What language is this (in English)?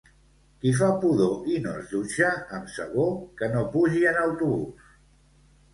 Catalan